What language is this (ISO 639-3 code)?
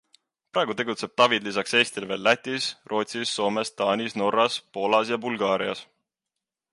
est